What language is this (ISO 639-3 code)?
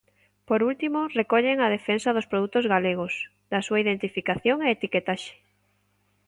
glg